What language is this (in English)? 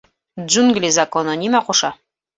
Bashkir